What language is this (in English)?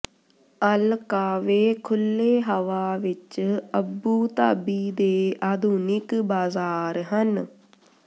Punjabi